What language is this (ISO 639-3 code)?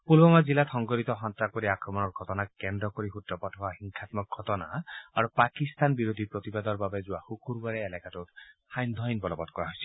asm